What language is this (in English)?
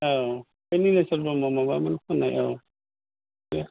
Bodo